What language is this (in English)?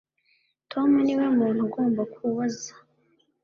Kinyarwanda